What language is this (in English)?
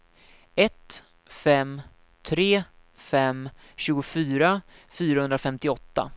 Swedish